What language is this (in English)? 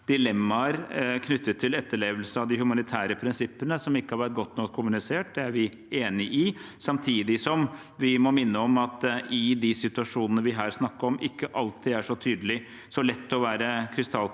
Norwegian